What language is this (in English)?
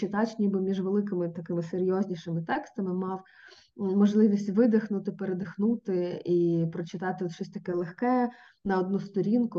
Ukrainian